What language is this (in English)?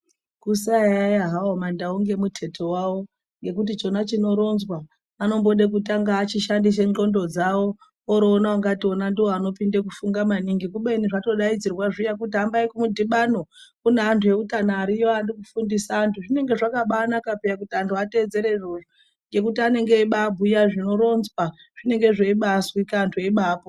Ndau